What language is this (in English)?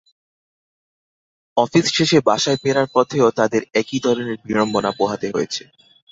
Bangla